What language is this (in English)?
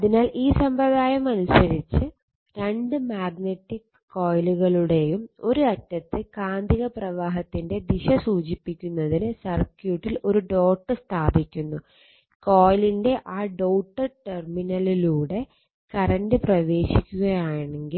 Malayalam